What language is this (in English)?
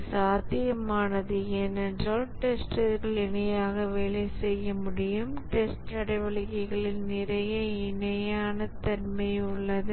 Tamil